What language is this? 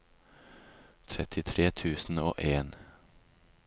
Norwegian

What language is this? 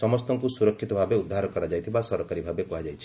Odia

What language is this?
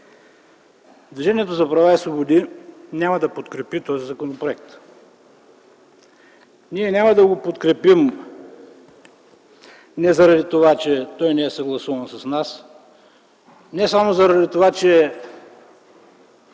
Bulgarian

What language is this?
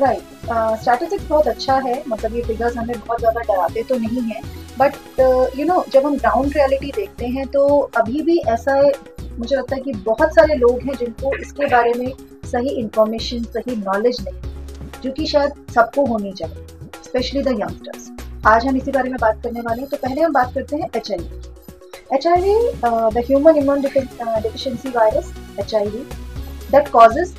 Hindi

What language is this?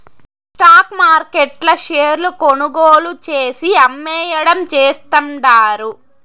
Telugu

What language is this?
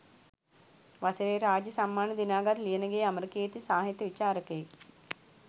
Sinhala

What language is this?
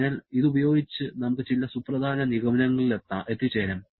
Malayalam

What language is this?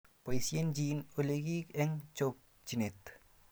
Kalenjin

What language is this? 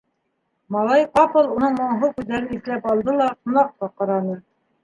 Bashkir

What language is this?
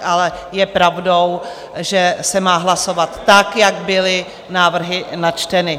Czech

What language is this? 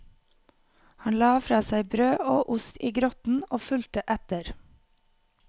Norwegian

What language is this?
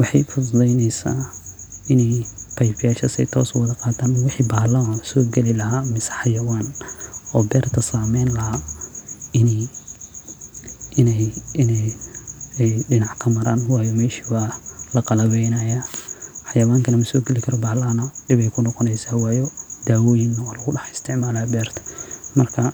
Somali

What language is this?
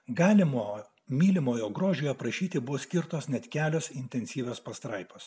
Lithuanian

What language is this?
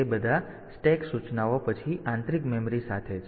Gujarati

